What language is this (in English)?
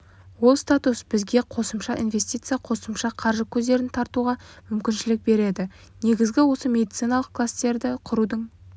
Kazakh